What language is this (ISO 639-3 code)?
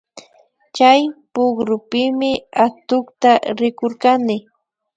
qvi